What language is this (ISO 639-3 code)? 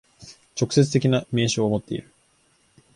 jpn